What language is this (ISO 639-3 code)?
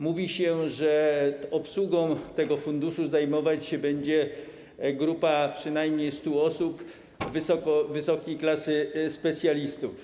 pol